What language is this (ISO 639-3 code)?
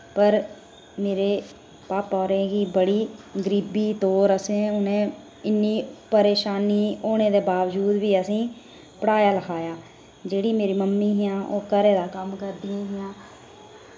doi